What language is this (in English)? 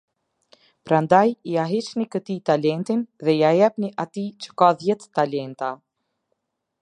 Albanian